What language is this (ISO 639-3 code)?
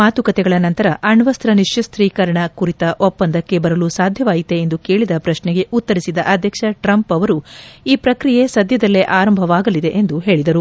kan